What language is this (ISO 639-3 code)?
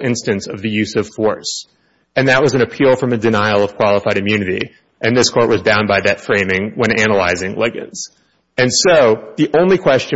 eng